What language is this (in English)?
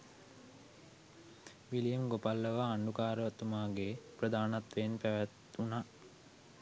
Sinhala